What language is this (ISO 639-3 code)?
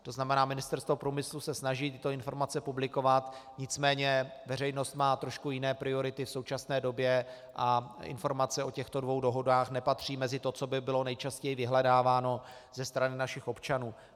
ces